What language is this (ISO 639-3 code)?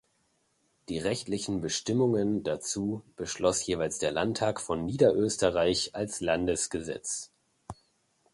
deu